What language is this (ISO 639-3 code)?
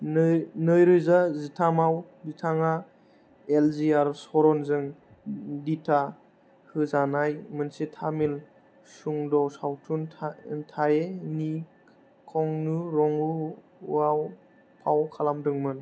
brx